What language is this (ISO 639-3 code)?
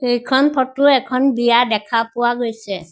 asm